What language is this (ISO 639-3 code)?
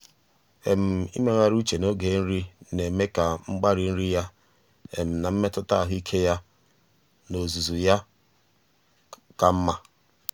ibo